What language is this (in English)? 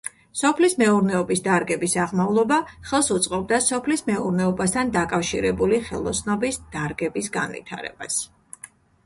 Georgian